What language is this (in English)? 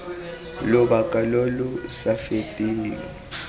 Tswana